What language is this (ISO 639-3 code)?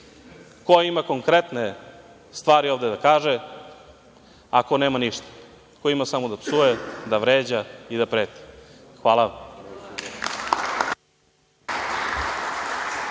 srp